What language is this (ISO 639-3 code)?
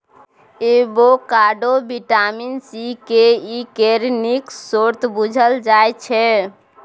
mai